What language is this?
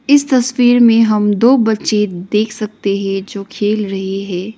Hindi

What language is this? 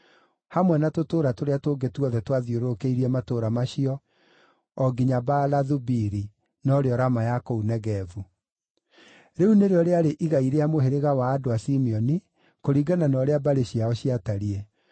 Kikuyu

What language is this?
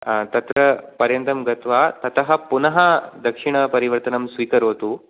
Sanskrit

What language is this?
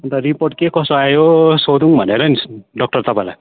Nepali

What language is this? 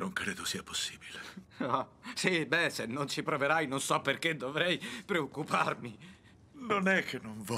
Italian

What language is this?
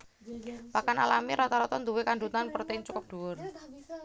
Javanese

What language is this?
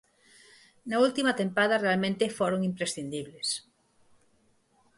Galician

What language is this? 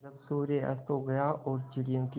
Hindi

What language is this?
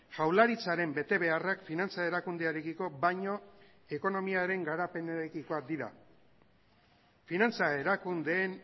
Basque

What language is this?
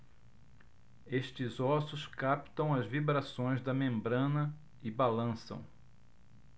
Portuguese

